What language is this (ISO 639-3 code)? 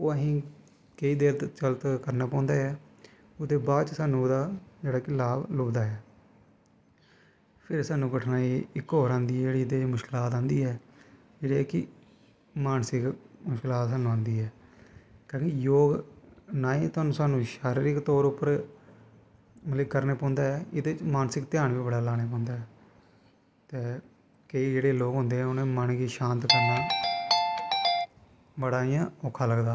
doi